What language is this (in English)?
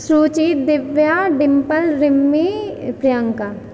Maithili